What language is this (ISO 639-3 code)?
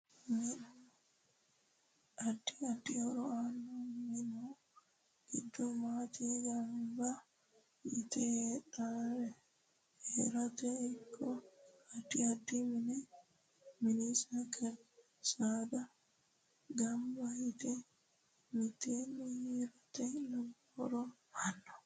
sid